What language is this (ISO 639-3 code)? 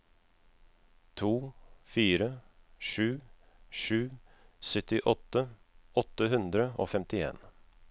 nor